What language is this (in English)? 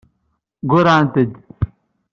Kabyle